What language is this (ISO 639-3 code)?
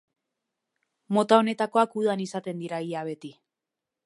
eus